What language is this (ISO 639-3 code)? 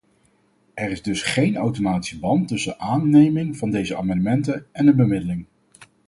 nld